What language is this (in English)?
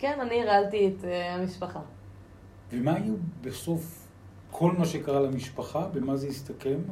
Hebrew